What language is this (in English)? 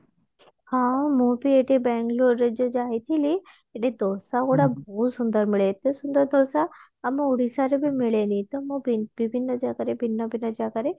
Odia